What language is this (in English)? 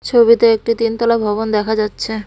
Bangla